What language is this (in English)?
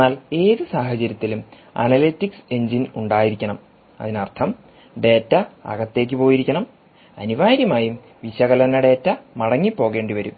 Malayalam